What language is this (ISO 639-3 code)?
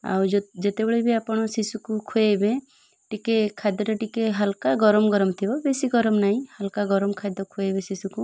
ori